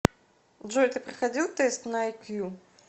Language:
Russian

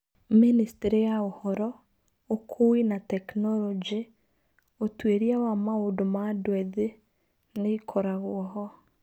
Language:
Kikuyu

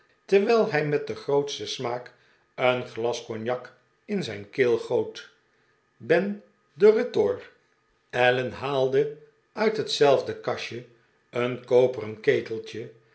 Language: Dutch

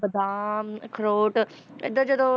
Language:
Punjabi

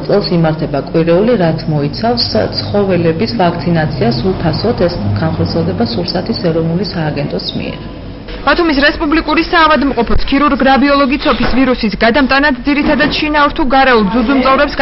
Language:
Romanian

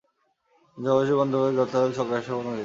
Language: Bangla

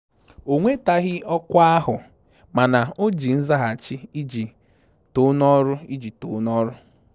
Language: Igbo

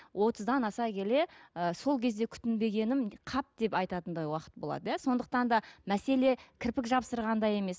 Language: Kazakh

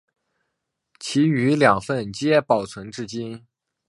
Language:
Chinese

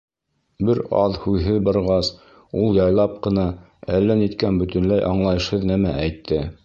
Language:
Bashkir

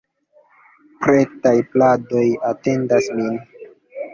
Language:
Esperanto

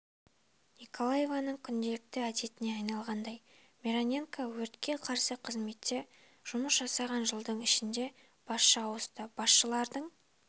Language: Kazakh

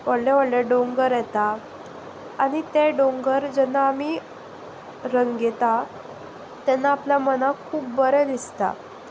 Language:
Konkani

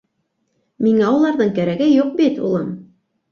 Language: Bashkir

